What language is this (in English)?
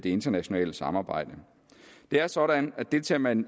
Danish